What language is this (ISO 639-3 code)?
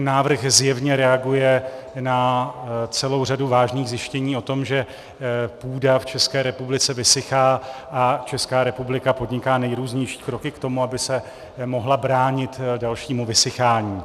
ces